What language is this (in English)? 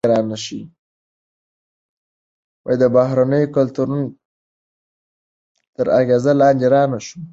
Pashto